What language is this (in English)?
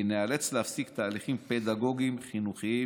Hebrew